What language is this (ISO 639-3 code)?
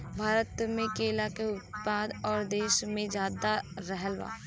bho